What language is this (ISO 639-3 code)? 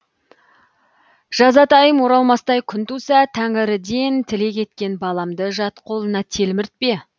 kaz